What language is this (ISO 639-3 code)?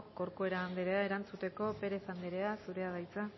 eus